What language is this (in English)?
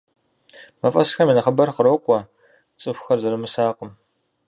Kabardian